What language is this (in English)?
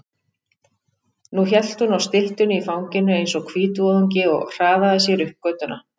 Icelandic